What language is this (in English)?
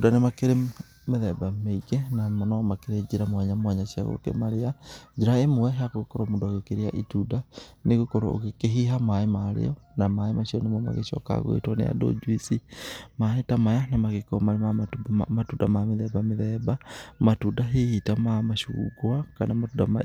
Kikuyu